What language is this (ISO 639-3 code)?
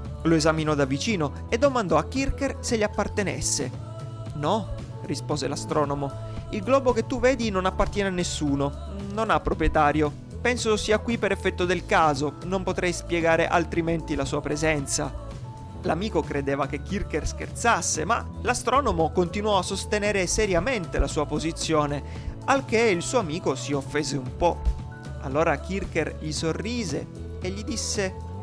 ita